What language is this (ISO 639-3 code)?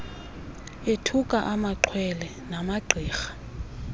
xho